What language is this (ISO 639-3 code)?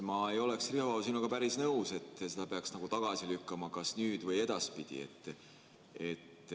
est